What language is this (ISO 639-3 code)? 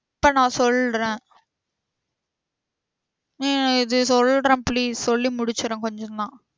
tam